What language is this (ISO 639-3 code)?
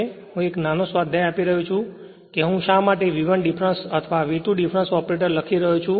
guj